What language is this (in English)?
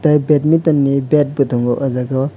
Kok Borok